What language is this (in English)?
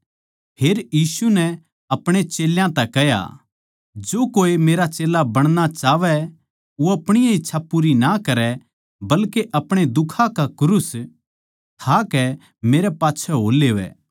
Haryanvi